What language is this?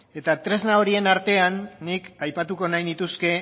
Basque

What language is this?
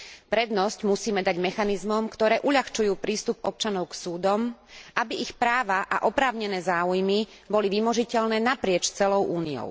Slovak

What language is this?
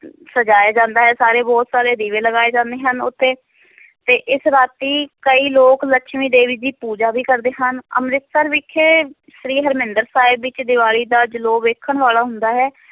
Punjabi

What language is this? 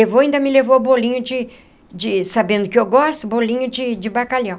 Portuguese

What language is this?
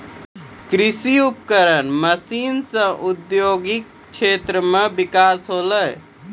Maithili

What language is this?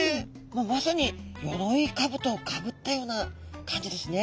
Japanese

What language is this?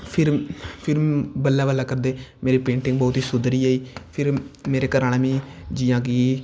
Dogri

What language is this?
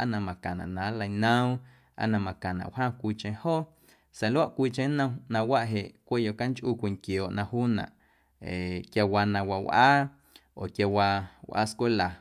Guerrero Amuzgo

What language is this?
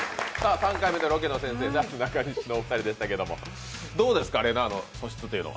Japanese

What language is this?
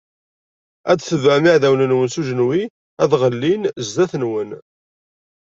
Kabyle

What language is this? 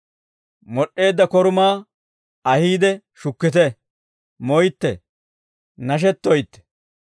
Dawro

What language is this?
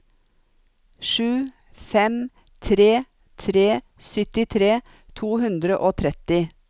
Norwegian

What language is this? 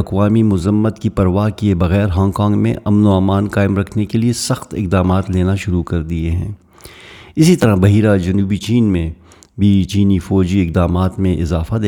Urdu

